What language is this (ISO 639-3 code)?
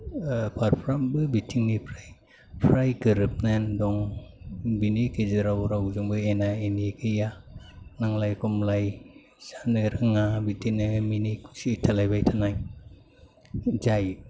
brx